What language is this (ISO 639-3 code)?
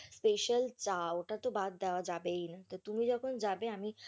ben